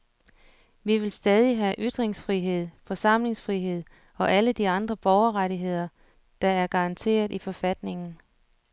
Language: Danish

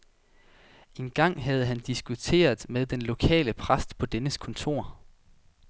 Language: Danish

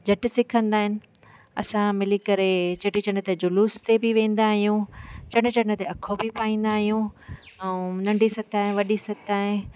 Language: Sindhi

